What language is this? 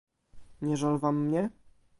Polish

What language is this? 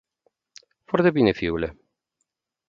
Romanian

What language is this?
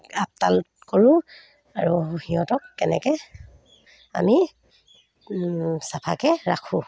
Assamese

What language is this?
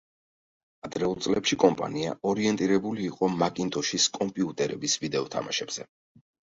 Georgian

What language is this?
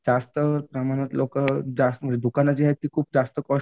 Marathi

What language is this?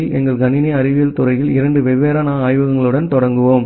Tamil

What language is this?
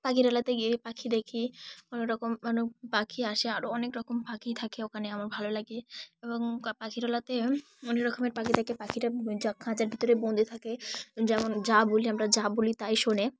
Bangla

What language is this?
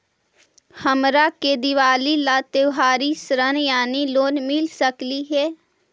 Magahi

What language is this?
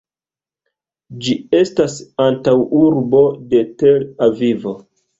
Esperanto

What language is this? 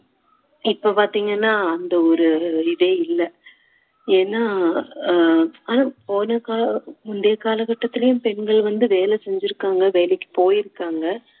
Tamil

